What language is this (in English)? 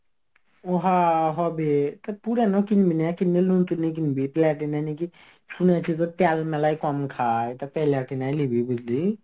Bangla